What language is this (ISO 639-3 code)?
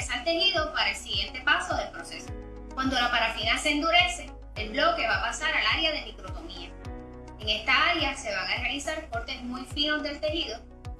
spa